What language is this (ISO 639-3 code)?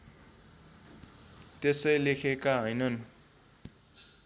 nep